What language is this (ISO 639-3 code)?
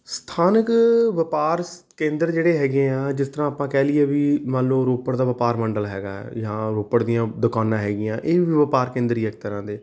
pan